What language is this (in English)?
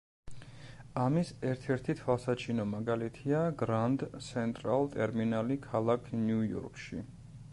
Georgian